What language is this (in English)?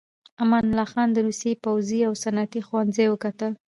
Pashto